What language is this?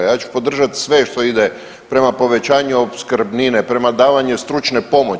Croatian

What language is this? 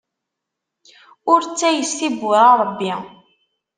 Kabyle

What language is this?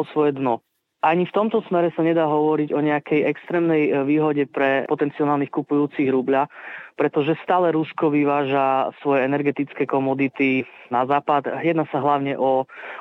Slovak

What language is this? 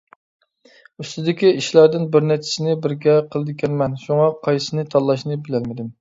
Uyghur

